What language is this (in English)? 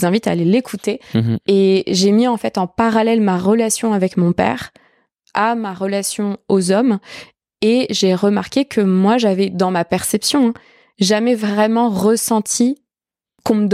French